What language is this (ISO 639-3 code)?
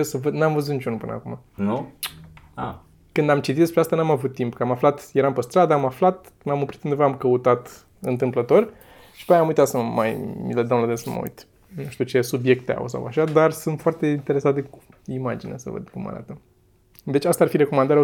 ron